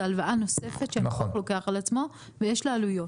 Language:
Hebrew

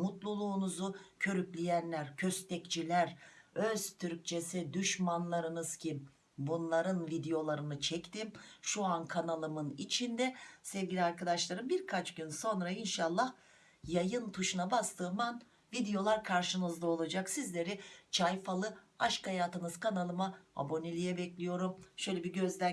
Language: Turkish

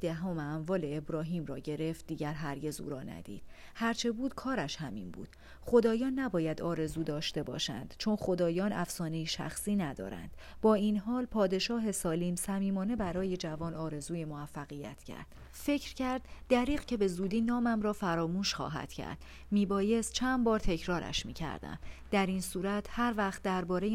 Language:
Persian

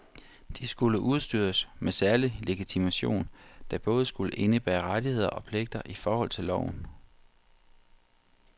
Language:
Danish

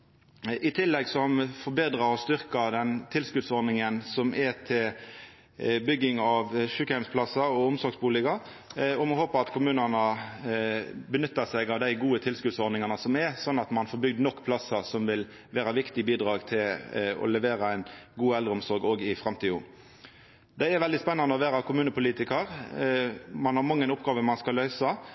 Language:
Norwegian Nynorsk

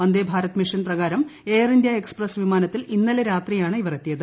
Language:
Malayalam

